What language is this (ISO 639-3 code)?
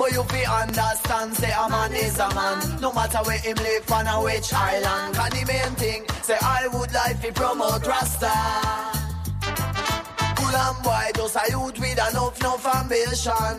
hun